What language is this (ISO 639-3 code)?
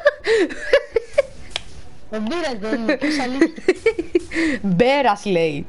ell